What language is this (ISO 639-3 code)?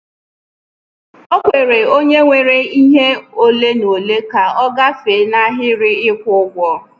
ibo